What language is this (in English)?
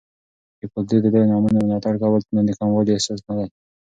Pashto